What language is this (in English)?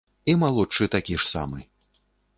Belarusian